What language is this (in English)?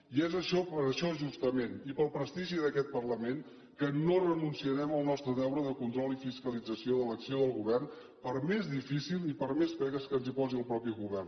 Catalan